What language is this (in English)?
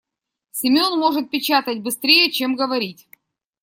Russian